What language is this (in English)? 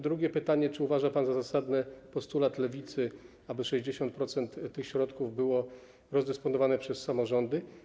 Polish